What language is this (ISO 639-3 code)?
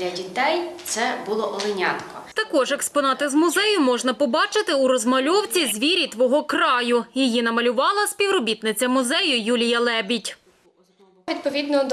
ukr